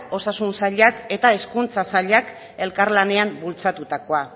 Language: Basque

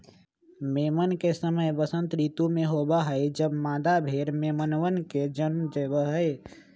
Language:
Magahi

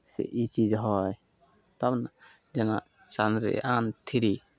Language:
Maithili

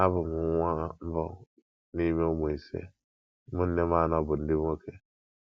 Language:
Igbo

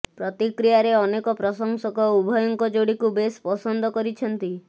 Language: Odia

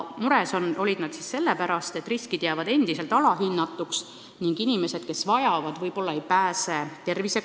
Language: Estonian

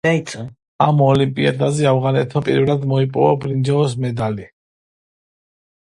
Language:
Georgian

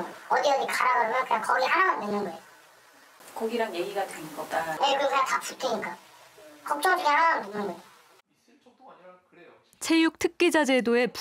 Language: Korean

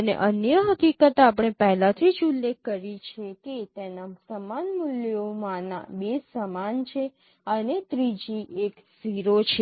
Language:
Gujarati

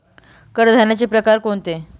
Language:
Marathi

